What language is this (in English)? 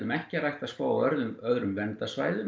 Icelandic